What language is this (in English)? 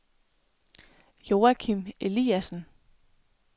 Danish